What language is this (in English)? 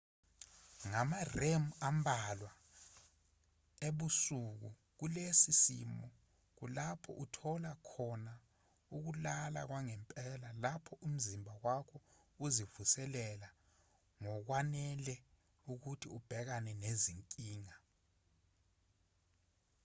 Zulu